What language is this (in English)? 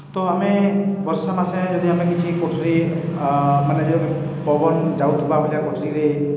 Odia